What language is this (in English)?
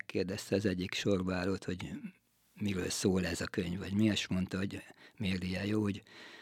Hungarian